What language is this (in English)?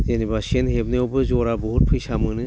Bodo